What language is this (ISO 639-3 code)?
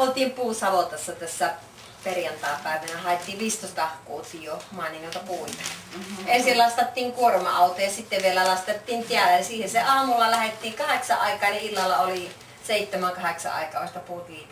fin